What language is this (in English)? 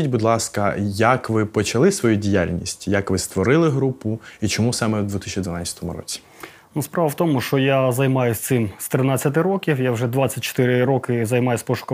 Ukrainian